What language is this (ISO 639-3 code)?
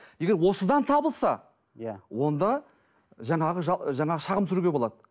kaz